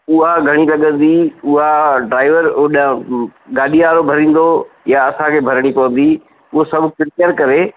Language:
Sindhi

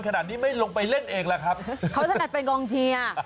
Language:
Thai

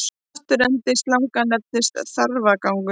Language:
Icelandic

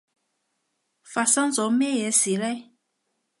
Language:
Cantonese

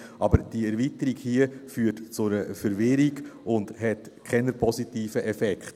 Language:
Swiss German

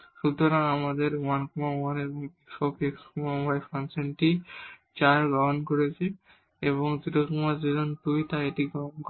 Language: Bangla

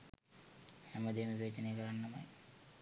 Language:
Sinhala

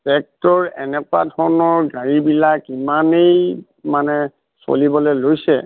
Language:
Assamese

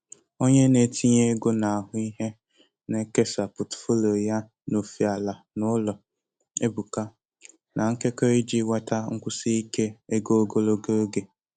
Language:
Igbo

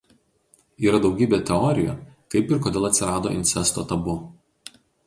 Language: Lithuanian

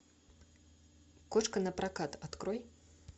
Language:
Russian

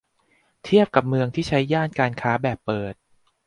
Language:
Thai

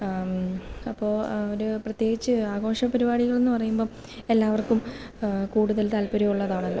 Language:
Malayalam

